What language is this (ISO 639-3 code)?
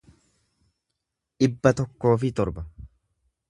orm